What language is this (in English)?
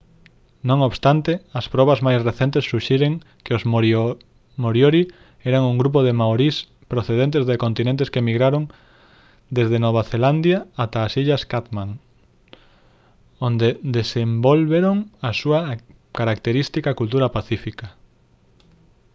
Galician